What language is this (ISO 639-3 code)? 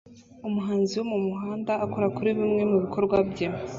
kin